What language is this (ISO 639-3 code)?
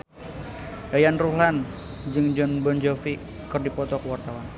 sun